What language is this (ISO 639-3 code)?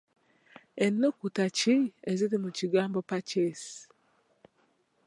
lug